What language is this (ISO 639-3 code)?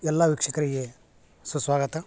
kan